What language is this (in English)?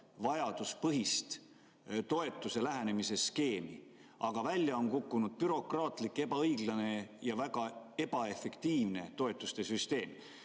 Estonian